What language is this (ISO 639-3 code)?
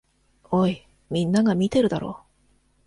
jpn